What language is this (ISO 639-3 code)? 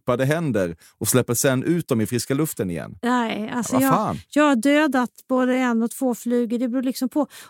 swe